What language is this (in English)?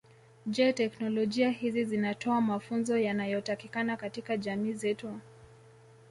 Swahili